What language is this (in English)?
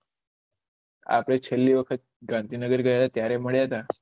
Gujarati